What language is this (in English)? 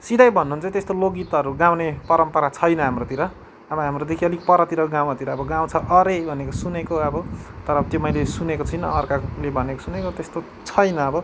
Nepali